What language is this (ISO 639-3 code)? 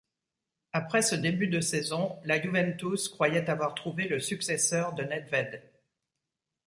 fra